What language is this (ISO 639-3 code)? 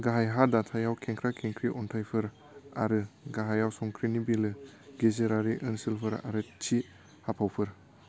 brx